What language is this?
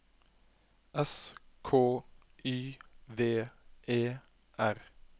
Norwegian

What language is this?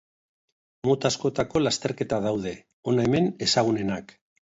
Basque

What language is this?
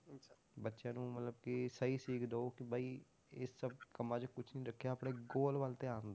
Punjabi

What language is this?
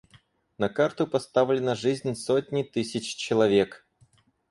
Russian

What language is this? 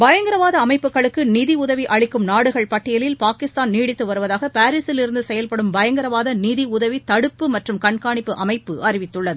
Tamil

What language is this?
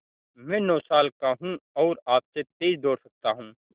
Hindi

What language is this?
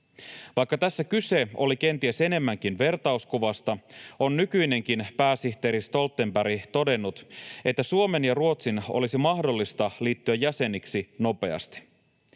Finnish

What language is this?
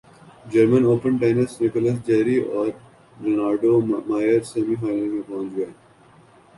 Urdu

